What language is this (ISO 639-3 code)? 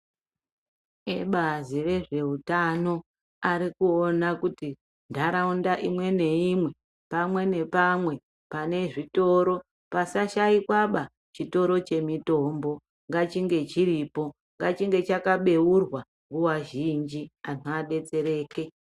ndc